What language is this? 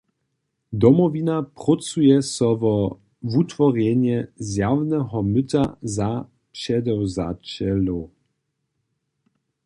Upper Sorbian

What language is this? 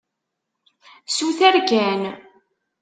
Kabyle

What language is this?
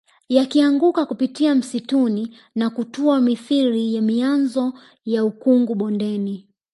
Swahili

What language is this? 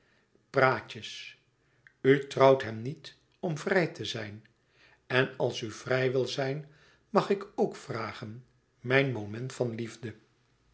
Dutch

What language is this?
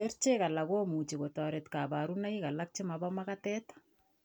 Kalenjin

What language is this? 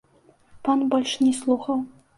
Belarusian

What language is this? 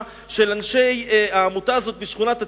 Hebrew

